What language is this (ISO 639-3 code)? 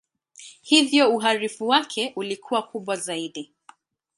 swa